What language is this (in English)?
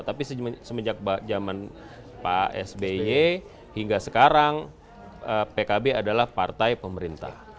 Indonesian